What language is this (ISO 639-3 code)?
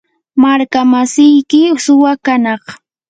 qur